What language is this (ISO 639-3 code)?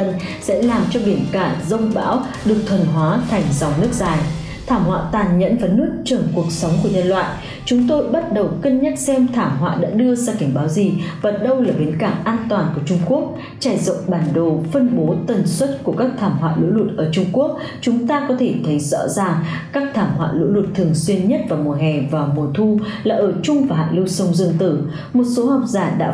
vie